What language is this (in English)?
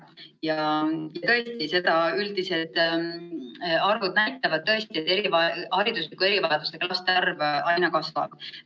Estonian